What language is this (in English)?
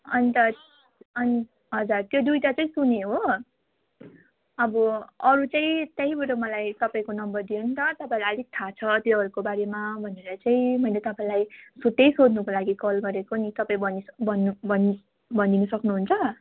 Nepali